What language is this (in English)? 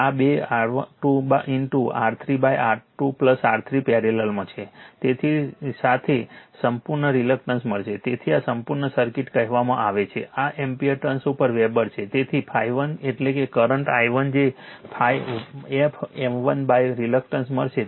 Gujarati